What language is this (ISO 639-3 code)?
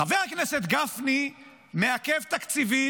heb